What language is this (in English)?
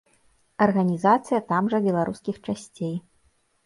Belarusian